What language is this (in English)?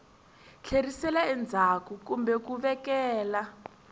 Tsonga